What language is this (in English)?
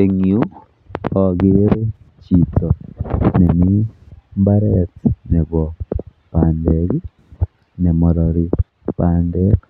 Kalenjin